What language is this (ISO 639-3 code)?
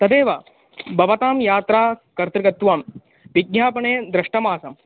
san